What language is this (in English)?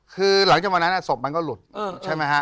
Thai